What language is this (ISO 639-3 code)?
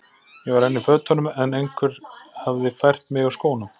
isl